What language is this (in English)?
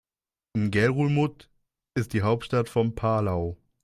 German